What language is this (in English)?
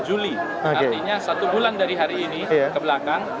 Indonesian